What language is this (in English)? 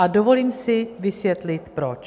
Czech